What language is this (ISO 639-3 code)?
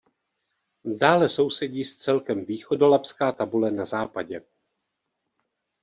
ces